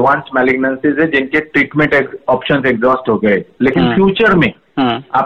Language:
Hindi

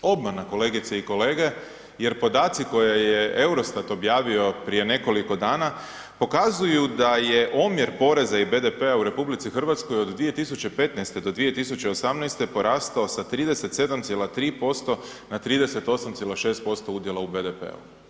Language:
Croatian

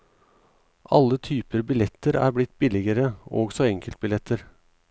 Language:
Norwegian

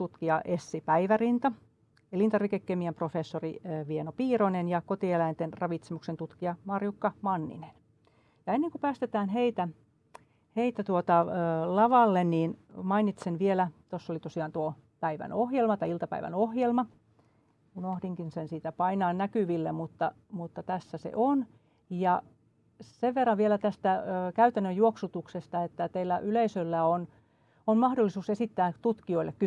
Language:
Finnish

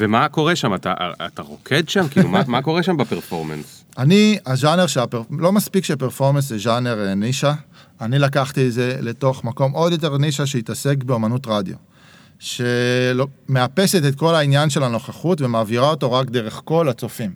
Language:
Hebrew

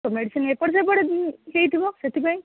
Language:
Odia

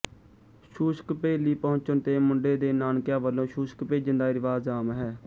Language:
Punjabi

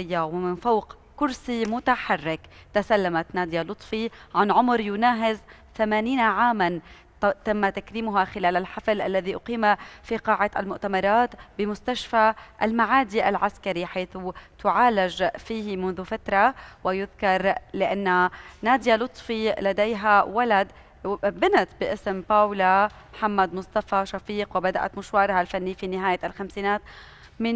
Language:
Arabic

